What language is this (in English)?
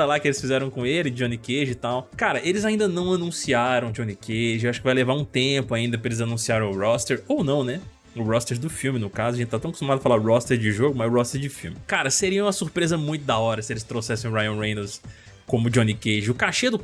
Portuguese